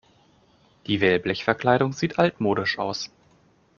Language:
German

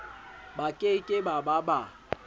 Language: Southern Sotho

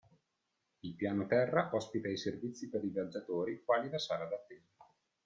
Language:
Italian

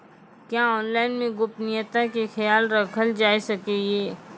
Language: Maithili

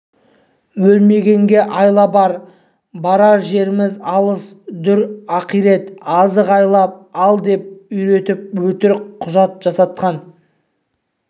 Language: Kazakh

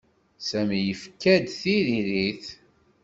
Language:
Kabyle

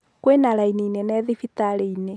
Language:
Kikuyu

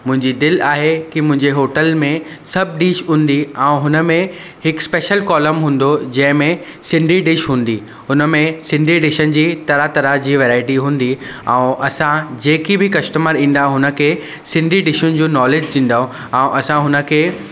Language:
Sindhi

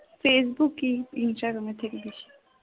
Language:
Bangla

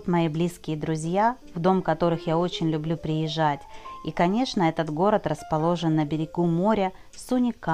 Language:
Russian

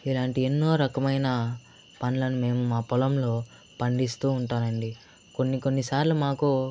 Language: Telugu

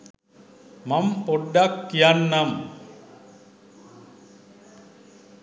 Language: Sinhala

